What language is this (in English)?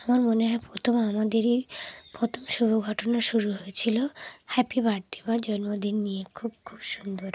Bangla